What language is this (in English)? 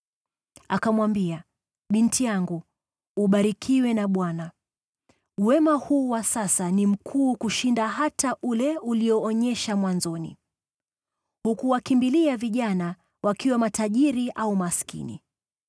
Swahili